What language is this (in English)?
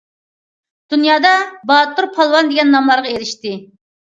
Uyghur